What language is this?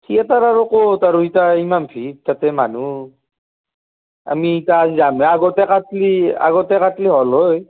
Assamese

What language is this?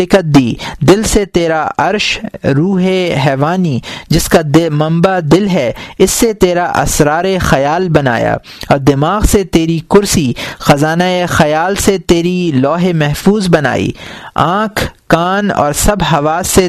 Urdu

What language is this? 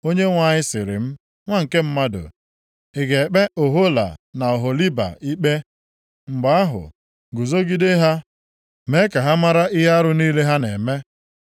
Igbo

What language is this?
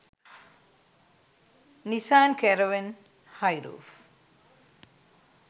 Sinhala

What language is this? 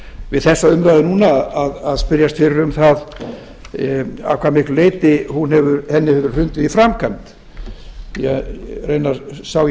Icelandic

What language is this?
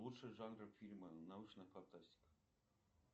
Russian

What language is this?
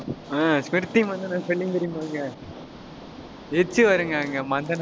Tamil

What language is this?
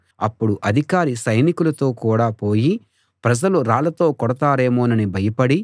Telugu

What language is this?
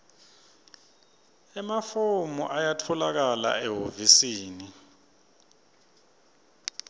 Swati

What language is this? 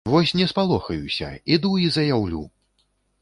Belarusian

